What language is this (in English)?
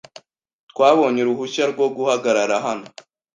Kinyarwanda